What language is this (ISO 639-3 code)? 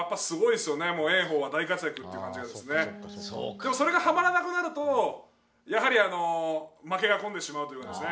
jpn